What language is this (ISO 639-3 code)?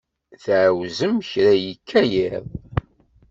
kab